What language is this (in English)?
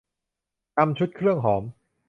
Thai